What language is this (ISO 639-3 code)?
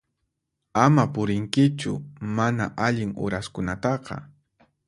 qxp